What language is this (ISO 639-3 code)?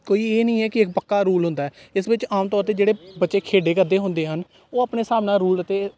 pan